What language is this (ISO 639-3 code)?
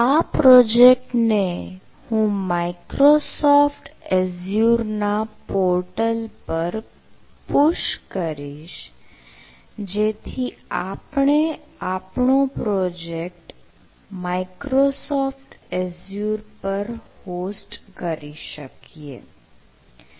guj